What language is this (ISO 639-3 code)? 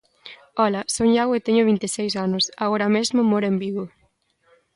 glg